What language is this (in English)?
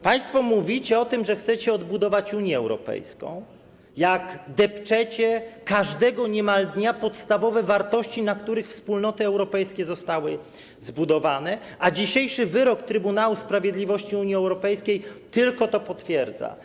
Polish